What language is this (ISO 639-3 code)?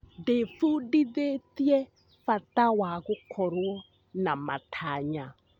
kik